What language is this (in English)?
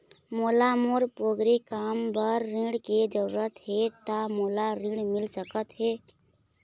Chhattisgarhi